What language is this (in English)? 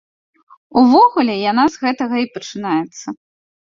Belarusian